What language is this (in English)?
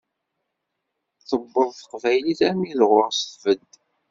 Kabyle